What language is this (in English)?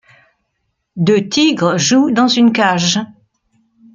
French